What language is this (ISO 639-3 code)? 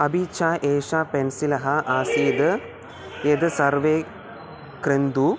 san